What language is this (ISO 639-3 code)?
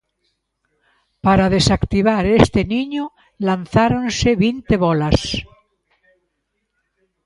glg